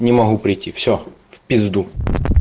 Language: Russian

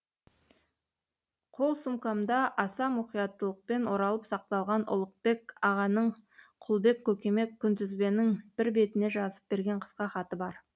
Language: Kazakh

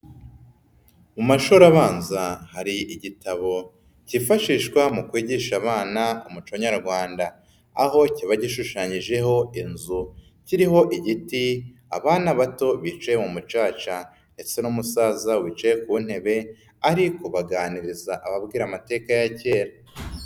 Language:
Kinyarwanda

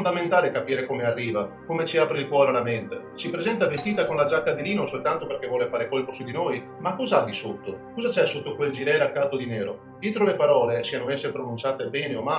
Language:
Italian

